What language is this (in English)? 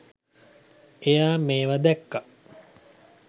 Sinhala